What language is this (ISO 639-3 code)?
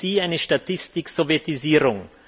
deu